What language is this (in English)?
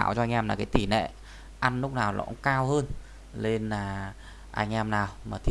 Vietnamese